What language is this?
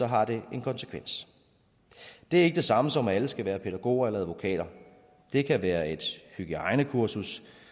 Danish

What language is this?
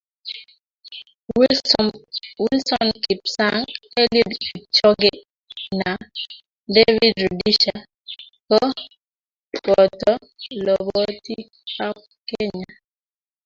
Kalenjin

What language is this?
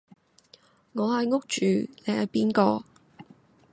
Cantonese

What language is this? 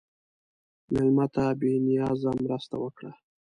Pashto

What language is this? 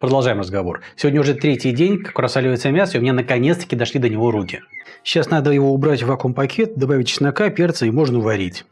Russian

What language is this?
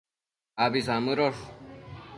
Matsés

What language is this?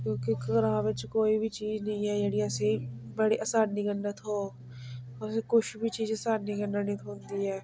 Dogri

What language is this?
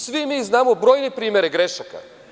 Serbian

